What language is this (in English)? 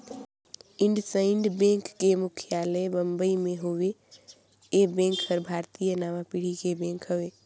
Chhattisgarhi